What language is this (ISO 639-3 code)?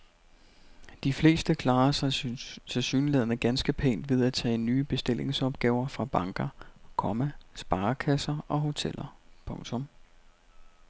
dan